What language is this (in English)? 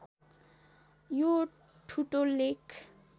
Nepali